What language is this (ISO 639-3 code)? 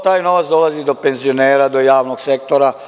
srp